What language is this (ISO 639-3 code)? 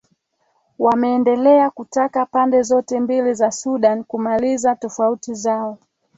swa